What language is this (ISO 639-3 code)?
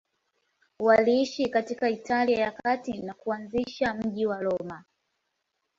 swa